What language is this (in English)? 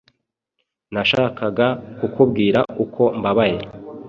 Kinyarwanda